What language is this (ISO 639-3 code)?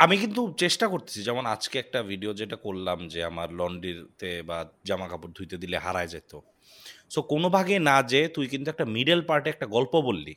ben